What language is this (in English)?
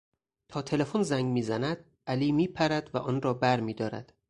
Persian